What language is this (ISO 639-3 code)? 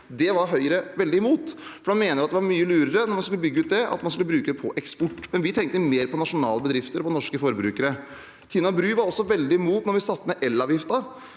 nor